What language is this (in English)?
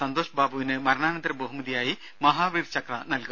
Malayalam